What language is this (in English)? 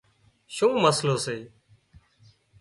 Wadiyara Koli